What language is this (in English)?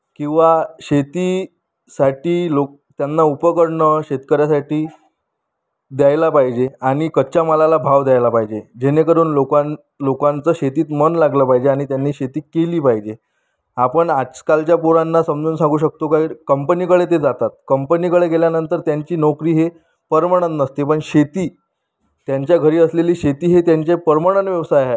Marathi